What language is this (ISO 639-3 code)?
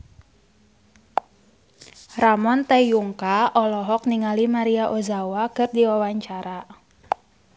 sun